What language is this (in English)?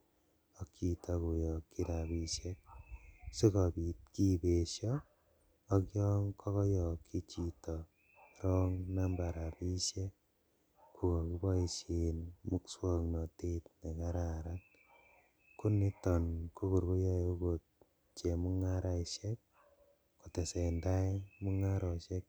Kalenjin